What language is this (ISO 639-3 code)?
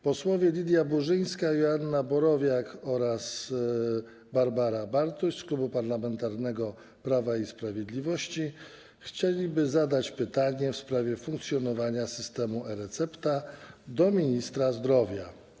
pol